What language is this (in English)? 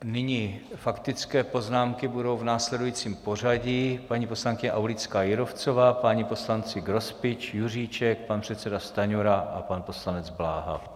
Czech